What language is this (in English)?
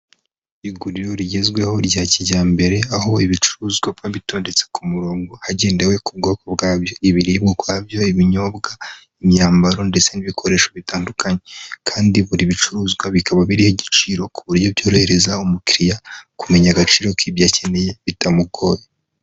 Kinyarwanda